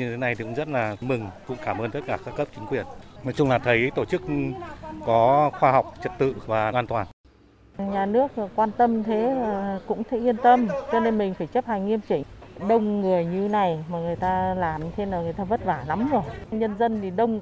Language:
Vietnamese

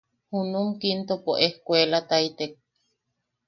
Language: Yaqui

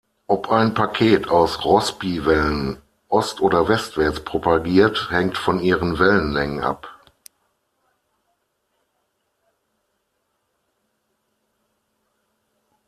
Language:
German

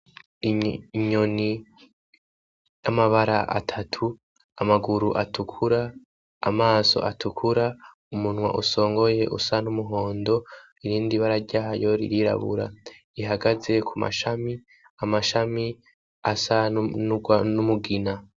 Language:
Rundi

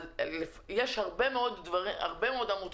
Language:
Hebrew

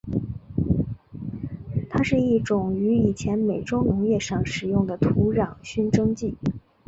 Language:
Chinese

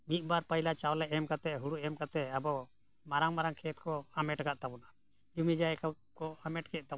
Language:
Santali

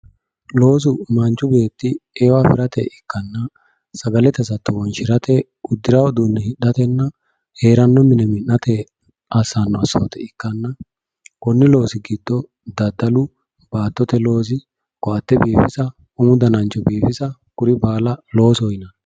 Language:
Sidamo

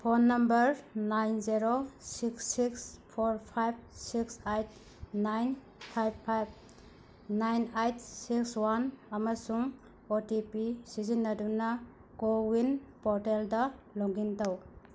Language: Manipuri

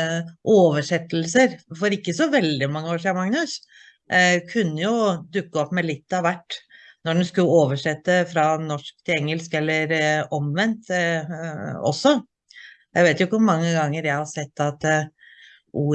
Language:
Norwegian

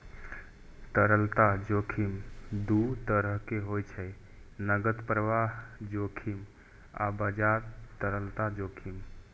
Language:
Maithili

